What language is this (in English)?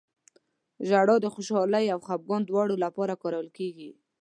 Pashto